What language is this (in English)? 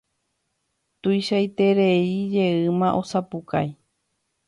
Guarani